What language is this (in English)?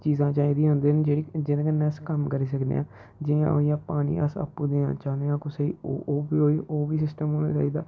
Dogri